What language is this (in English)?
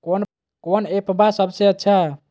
Magahi